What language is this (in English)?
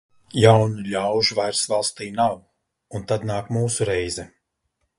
Latvian